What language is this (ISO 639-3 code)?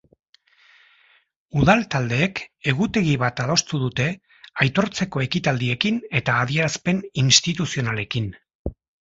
eus